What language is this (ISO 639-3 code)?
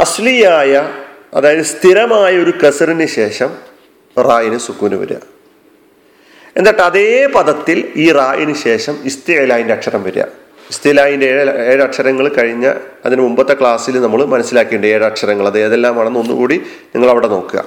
mal